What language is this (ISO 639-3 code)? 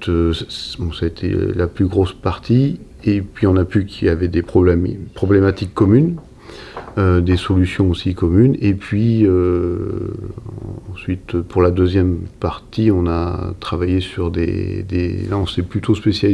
fra